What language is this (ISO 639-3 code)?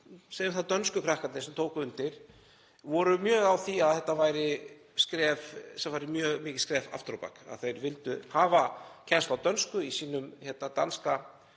isl